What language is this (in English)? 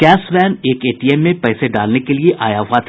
Hindi